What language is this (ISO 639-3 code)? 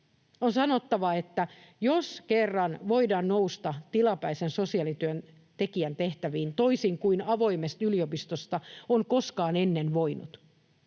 fin